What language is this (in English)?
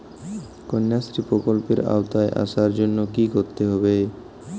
Bangla